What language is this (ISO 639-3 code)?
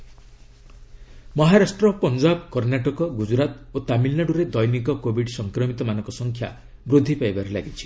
ori